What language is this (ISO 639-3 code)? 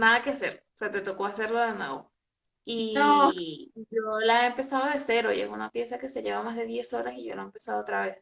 spa